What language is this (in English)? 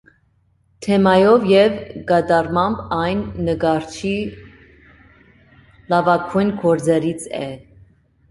Armenian